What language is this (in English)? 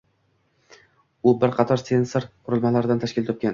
Uzbek